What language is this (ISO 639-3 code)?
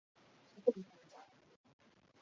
zho